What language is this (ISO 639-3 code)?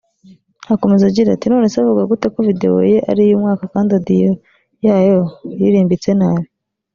kin